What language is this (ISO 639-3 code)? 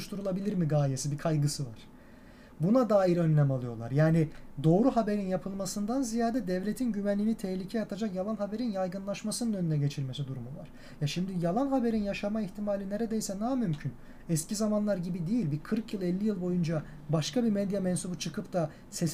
tur